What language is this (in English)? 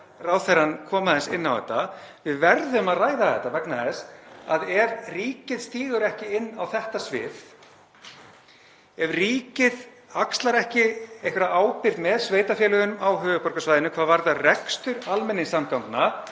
Icelandic